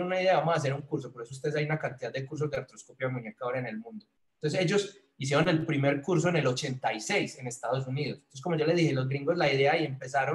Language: Spanish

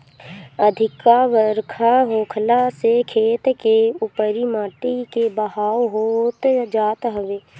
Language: Bhojpuri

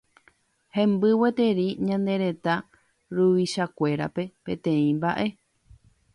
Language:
Guarani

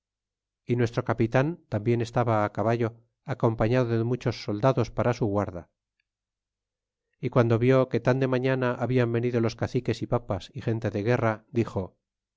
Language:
Spanish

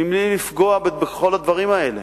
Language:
Hebrew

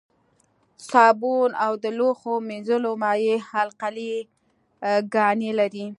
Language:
Pashto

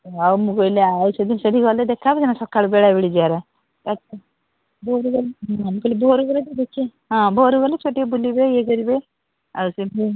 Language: Odia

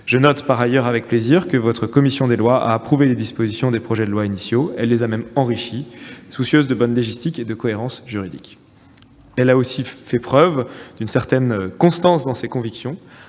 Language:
French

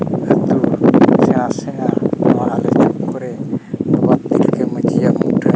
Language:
Santali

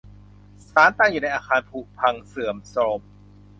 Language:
Thai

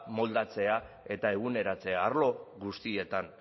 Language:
Basque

